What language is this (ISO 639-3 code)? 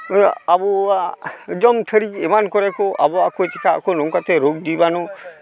sat